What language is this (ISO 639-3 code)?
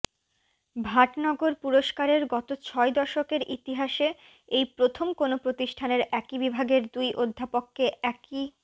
ben